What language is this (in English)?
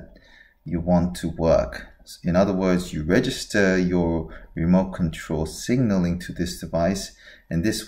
English